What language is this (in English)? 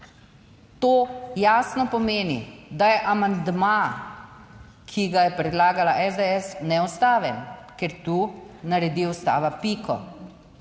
Slovenian